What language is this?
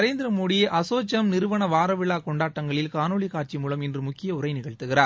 Tamil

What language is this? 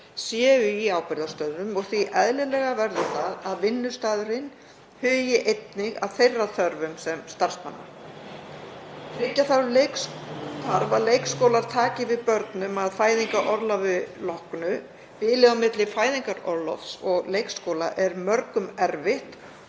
Icelandic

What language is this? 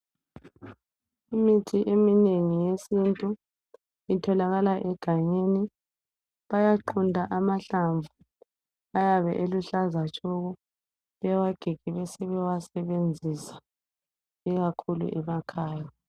North Ndebele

